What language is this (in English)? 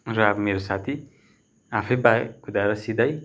Nepali